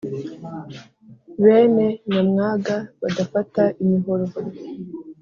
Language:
Kinyarwanda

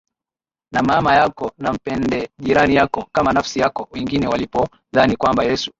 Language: Swahili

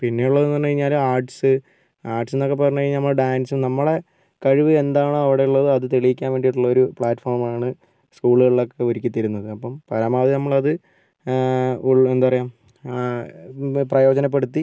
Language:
Malayalam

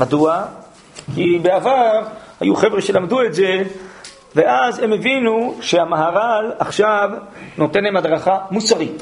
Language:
Hebrew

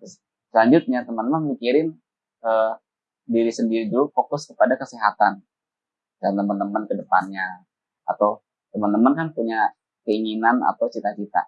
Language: Indonesian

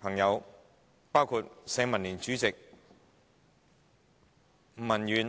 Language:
Cantonese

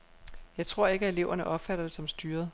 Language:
Danish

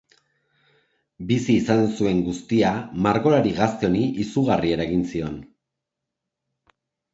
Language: Basque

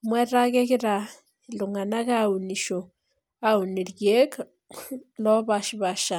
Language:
Masai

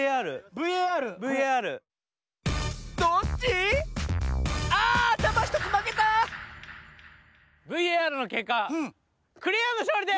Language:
Japanese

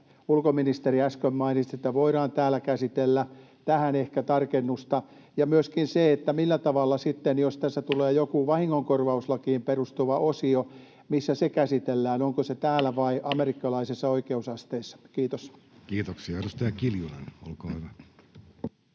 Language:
Finnish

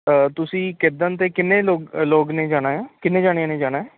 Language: Punjabi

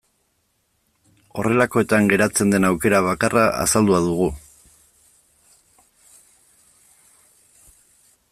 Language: Basque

